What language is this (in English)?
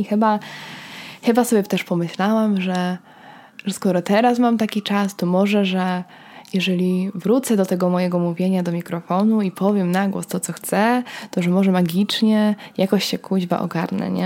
Polish